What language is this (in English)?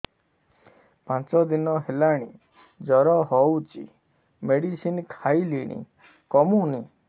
Odia